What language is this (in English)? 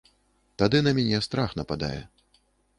Belarusian